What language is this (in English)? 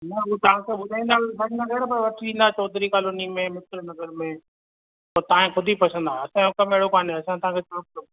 Sindhi